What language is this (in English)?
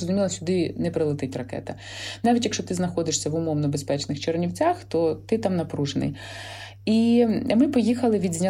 Ukrainian